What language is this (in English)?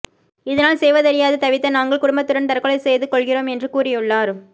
Tamil